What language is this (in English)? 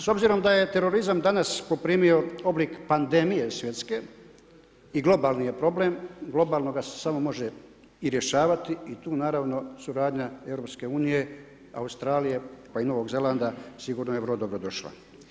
Croatian